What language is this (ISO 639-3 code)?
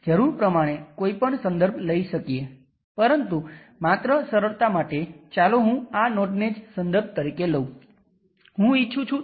guj